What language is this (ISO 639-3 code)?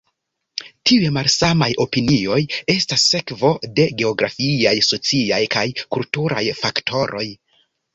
epo